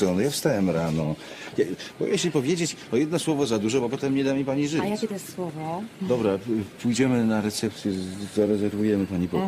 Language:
Polish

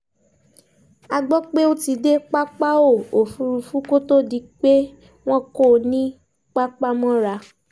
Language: Yoruba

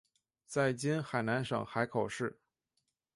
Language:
Chinese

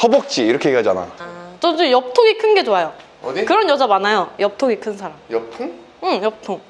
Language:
Korean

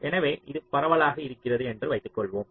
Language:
Tamil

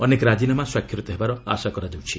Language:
Odia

